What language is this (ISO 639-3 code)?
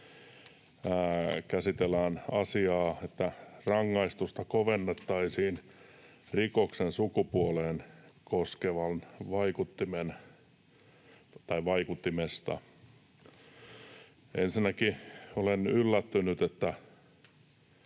fin